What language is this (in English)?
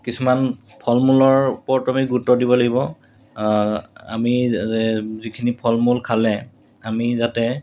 Assamese